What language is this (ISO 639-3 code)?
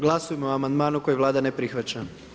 hrv